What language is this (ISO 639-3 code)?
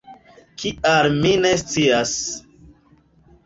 epo